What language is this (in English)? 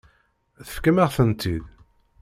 Kabyle